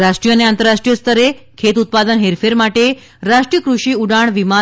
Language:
Gujarati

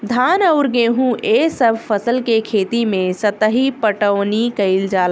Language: Bhojpuri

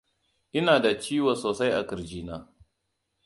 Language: Hausa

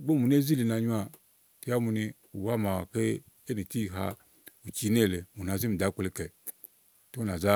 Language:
Igo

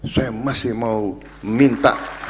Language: Indonesian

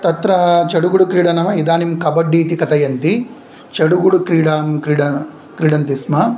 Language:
Sanskrit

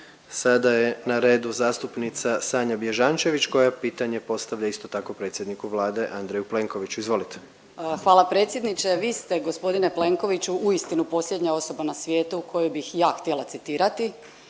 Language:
Croatian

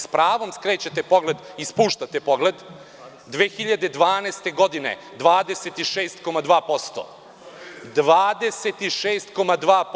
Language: Serbian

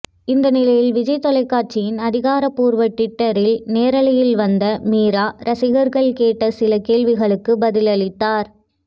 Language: Tamil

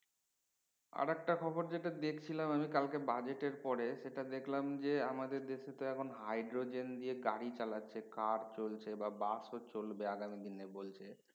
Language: Bangla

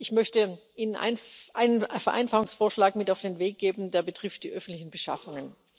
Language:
German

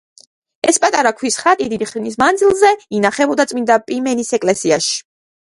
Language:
Georgian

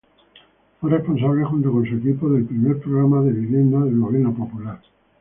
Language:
Spanish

